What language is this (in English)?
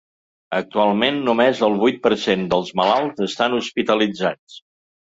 Catalan